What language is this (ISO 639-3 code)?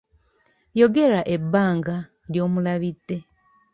lug